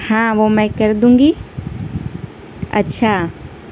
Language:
Urdu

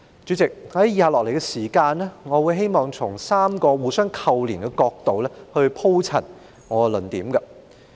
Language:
Cantonese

